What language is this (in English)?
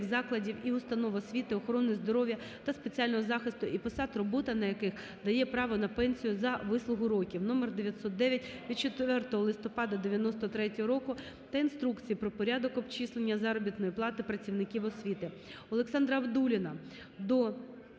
Ukrainian